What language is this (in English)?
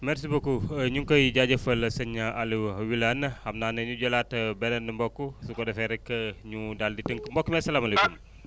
Wolof